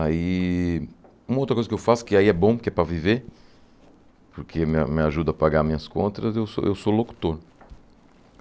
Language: Portuguese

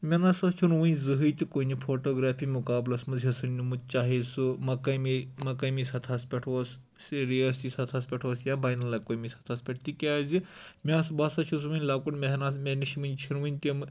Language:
Kashmiri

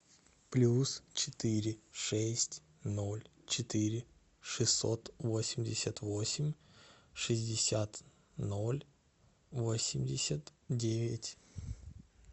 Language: Russian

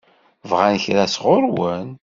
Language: Kabyle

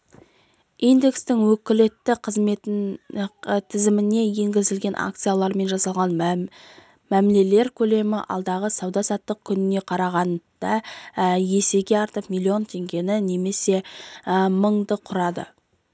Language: Kazakh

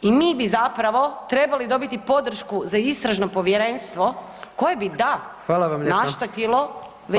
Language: Croatian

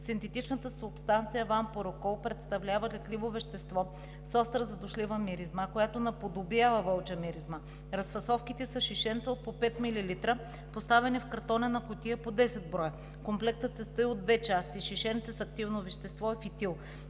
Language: Bulgarian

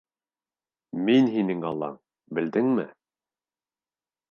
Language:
Bashkir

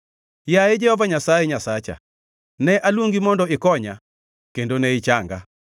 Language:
Luo (Kenya and Tanzania)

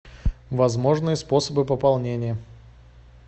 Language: Russian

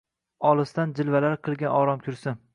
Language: Uzbek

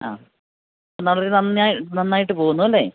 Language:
Malayalam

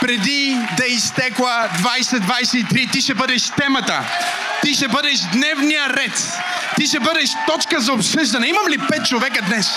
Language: Bulgarian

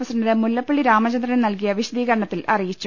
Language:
Malayalam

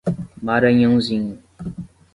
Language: Portuguese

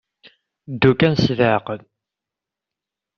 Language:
Kabyle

